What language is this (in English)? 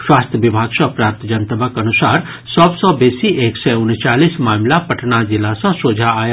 Maithili